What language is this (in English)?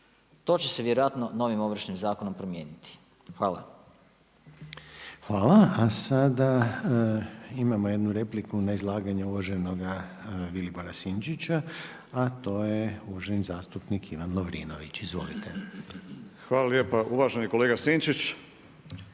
Croatian